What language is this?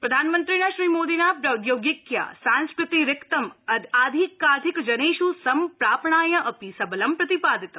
Sanskrit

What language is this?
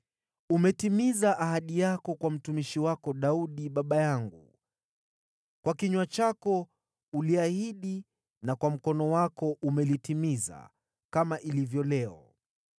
Swahili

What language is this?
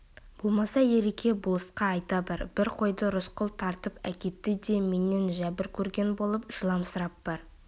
Kazakh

